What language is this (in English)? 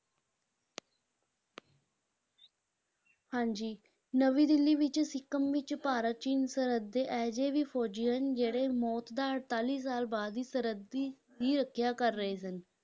Punjabi